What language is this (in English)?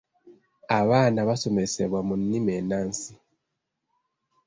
Ganda